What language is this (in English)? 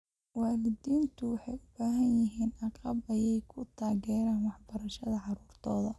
Somali